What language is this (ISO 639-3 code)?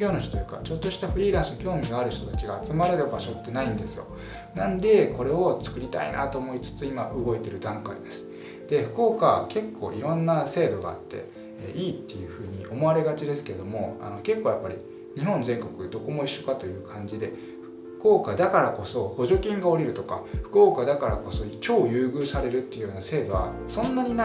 jpn